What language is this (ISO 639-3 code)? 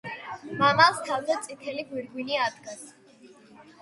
kat